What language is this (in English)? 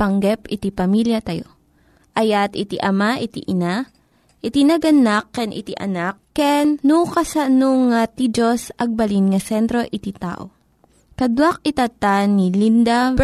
Filipino